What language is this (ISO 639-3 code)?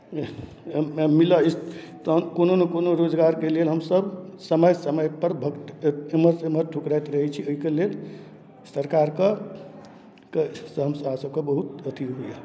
mai